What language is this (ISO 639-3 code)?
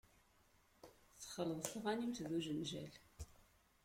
kab